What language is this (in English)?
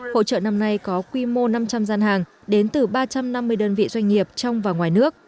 Vietnamese